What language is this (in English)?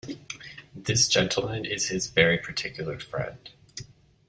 English